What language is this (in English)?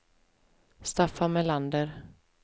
Swedish